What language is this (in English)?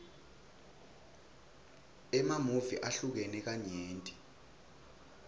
Swati